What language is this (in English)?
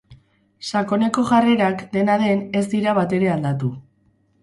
Basque